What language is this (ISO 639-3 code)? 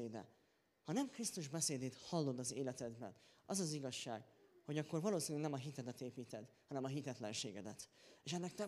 hun